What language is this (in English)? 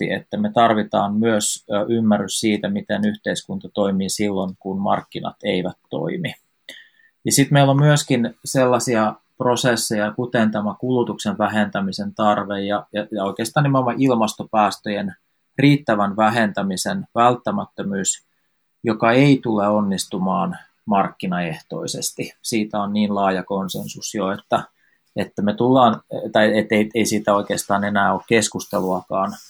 Finnish